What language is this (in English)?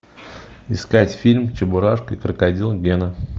Russian